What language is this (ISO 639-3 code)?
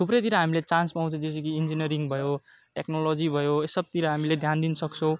nep